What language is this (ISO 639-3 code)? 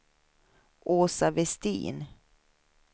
swe